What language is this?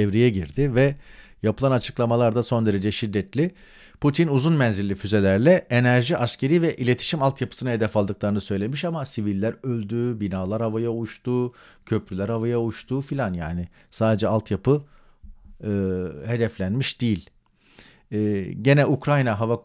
Turkish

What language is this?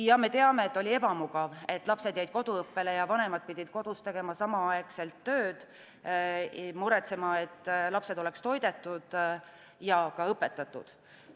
Estonian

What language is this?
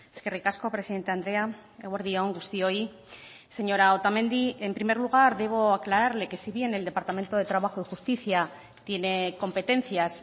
Spanish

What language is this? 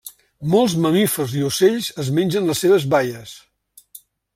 Catalan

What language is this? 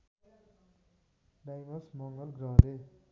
Nepali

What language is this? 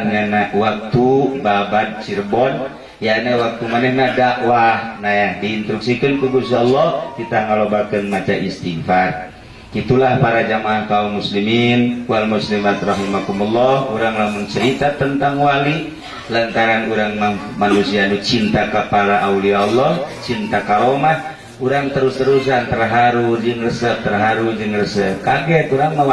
Indonesian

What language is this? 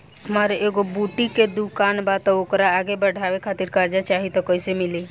Bhojpuri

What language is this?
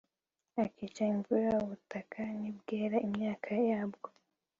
Kinyarwanda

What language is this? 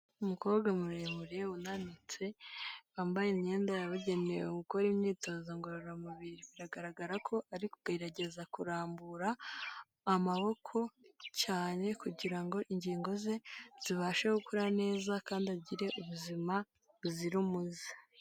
Kinyarwanda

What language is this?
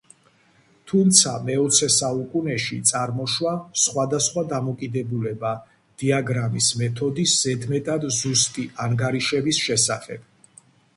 Georgian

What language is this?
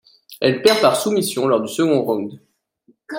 French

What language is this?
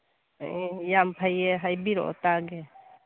Manipuri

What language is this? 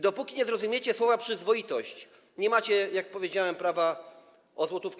Polish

